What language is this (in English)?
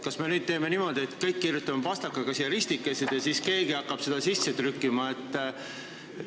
Estonian